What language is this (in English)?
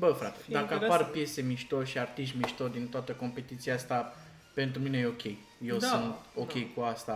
Romanian